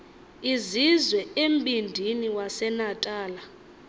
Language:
Xhosa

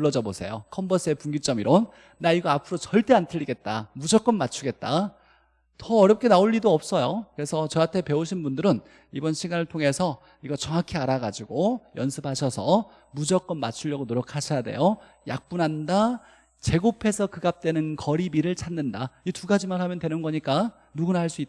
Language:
Korean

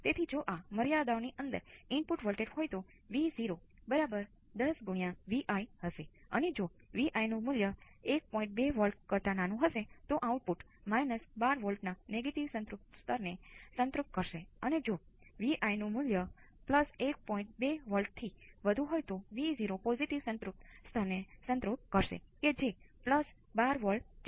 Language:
Gujarati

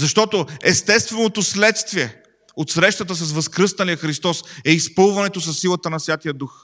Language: Bulgarian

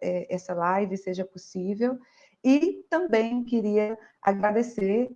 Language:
Portuguese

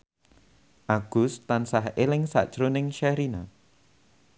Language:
Javanese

